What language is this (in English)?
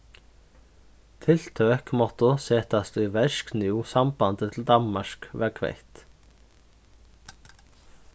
Faroese